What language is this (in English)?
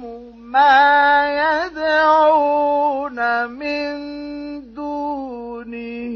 Arabic